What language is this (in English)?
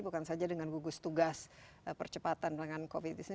Indonesian